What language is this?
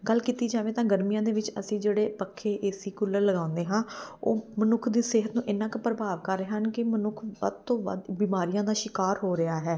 Punjabi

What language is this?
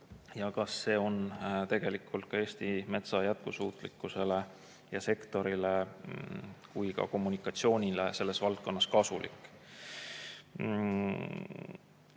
Estonian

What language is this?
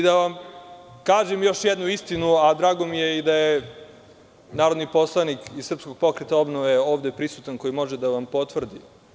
Serbian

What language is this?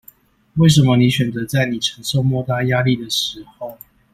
Chinese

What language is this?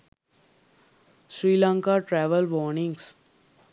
Sinhala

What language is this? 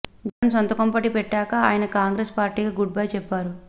Telugu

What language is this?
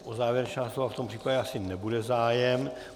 Czech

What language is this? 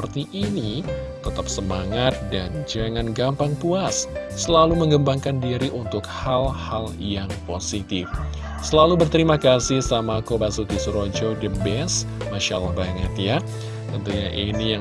Indonesian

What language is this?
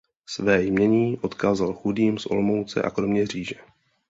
Czech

